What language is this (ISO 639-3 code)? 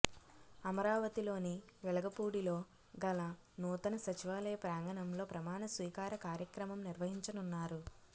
tel